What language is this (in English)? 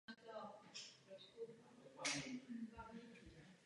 Czech